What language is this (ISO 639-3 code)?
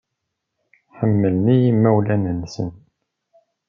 kab